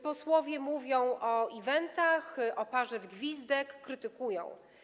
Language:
Polish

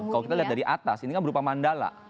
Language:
Indonesian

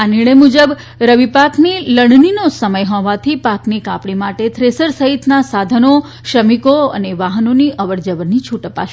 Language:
Gujarati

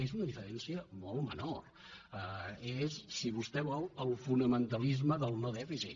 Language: Catalan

